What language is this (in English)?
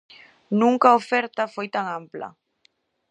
Galician